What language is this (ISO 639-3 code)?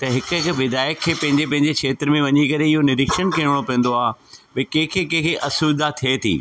snd